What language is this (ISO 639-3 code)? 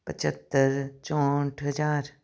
pan